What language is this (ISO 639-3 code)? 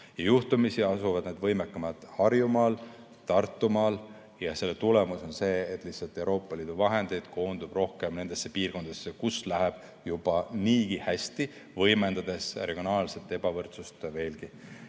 est